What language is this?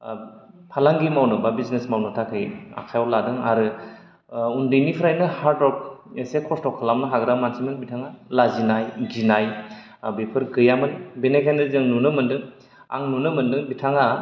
Bodo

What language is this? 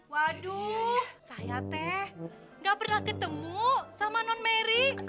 Indonesian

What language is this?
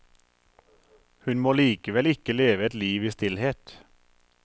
Norwegian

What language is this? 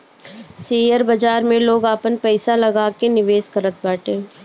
Bhojpuri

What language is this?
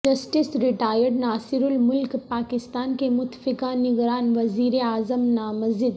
Urdu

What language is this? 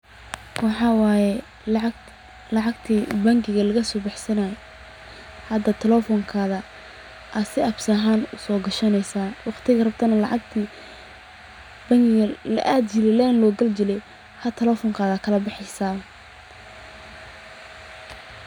Somali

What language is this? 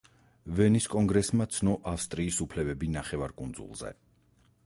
Georgian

